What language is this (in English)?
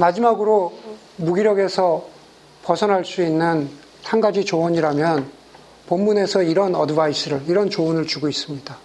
Korean